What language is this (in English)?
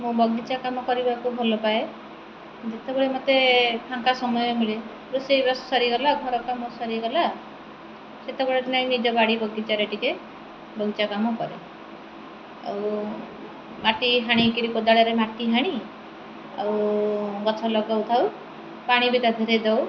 Odia